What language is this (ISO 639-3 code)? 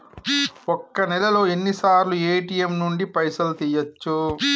tel